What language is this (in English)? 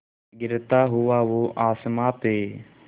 Hindi